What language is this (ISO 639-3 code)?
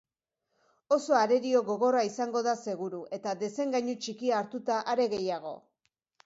eus